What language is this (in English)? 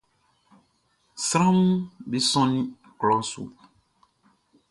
Baoulé